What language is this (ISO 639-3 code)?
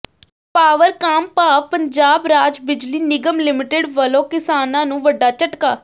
pan